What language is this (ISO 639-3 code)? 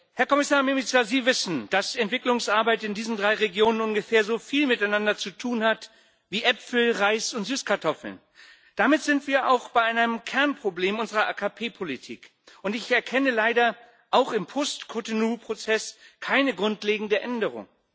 deu